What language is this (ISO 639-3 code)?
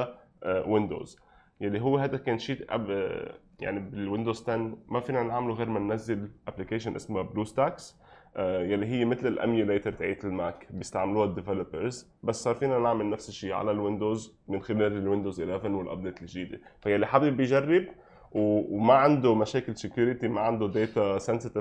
ara